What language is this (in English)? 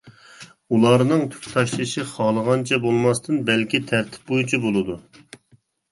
Uyghur